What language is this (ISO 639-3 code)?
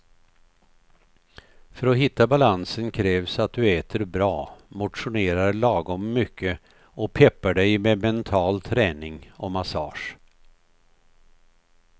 swe